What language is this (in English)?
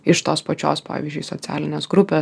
Lithuanian